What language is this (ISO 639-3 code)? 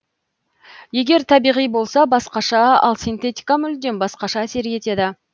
kaz